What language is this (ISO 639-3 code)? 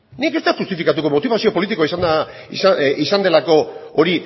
eus